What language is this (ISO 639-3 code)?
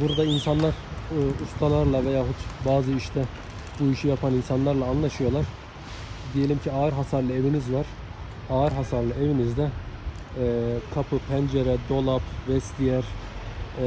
tur